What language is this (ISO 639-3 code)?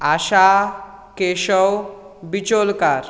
kok